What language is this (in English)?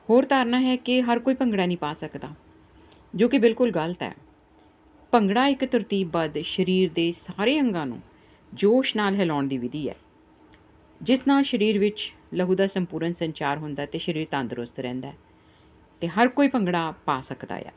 Punjabi